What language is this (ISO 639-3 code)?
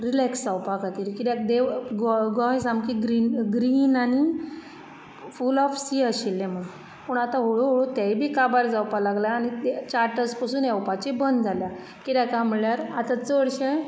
kok